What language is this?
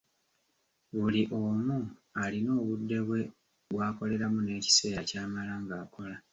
Ganda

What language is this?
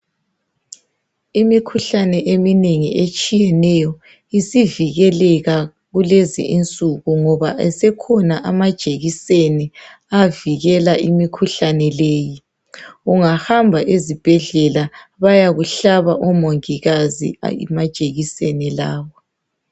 North Ndebele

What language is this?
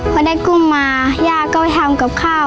Thai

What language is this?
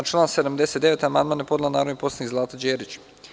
Serbian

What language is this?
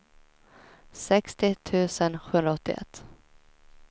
Swedish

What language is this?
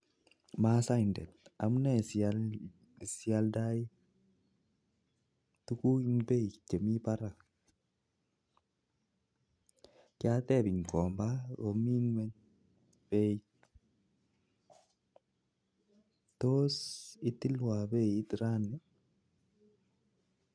Kalenjin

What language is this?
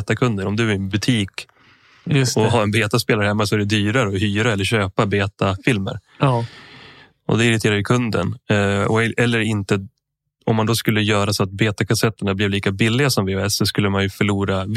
Swedish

